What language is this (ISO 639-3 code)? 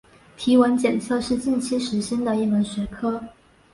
zho